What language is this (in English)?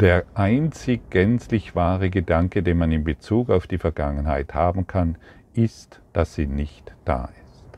German